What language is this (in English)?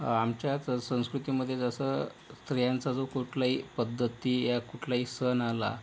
Marathi